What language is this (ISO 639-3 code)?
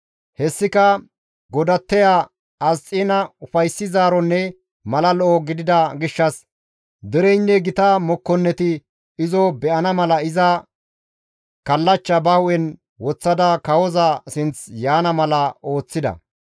gmv